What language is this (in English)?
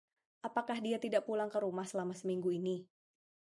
Indonesian